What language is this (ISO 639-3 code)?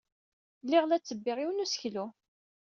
kab